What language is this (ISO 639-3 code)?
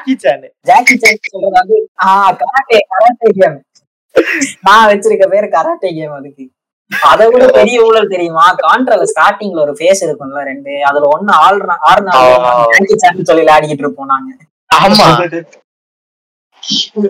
tam